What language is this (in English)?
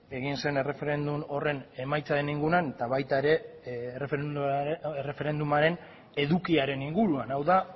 Basque